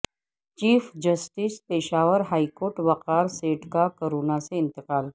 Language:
Urdu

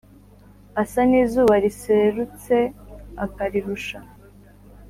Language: Kinyarwanda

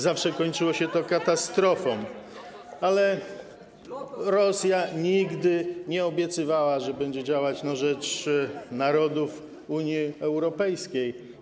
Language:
Polish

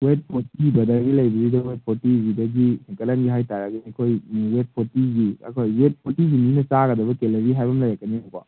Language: Manipuri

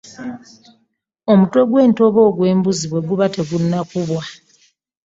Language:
Ganda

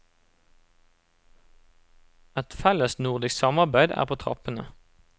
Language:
Norwegian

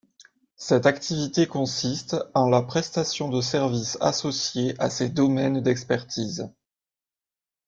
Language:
French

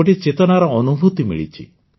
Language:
Odia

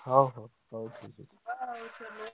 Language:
Odia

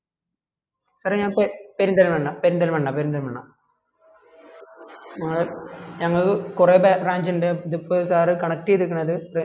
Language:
Malayalam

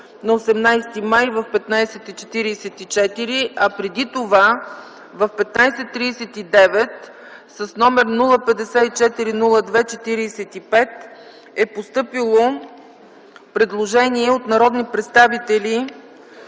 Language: Bulgarian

